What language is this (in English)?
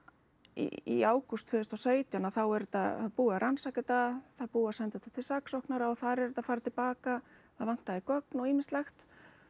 Icelandic